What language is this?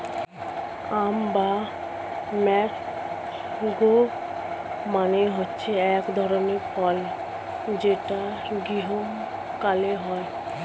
Bangla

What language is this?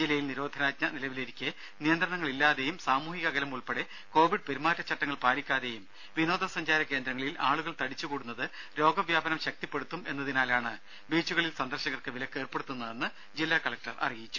Malayalam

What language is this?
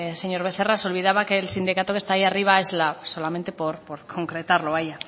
Spanish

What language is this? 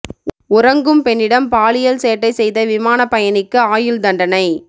Tamil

